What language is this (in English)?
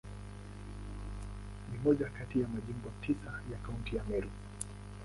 Swahili